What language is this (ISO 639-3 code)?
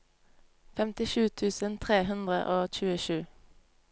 nor